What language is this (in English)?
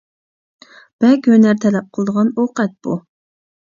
Uyghur